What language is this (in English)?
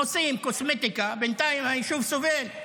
Hebrew